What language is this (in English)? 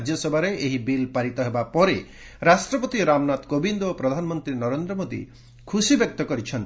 Odia